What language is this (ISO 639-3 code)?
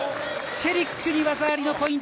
jpn